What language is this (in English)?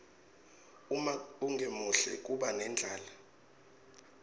Swati